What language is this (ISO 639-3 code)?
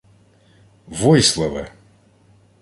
ukr